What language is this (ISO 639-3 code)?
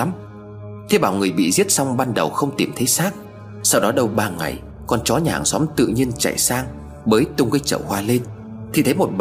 vie